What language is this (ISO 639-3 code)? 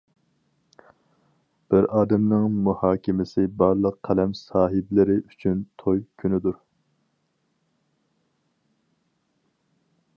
uig